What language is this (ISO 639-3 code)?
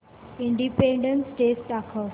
mar